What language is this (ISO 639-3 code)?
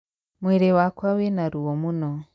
kik